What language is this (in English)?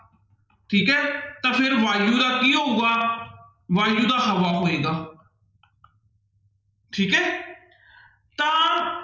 Punjabi